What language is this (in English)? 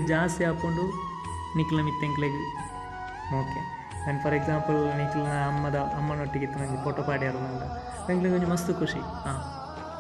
Kannada